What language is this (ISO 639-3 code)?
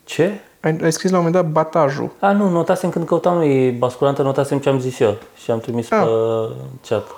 ron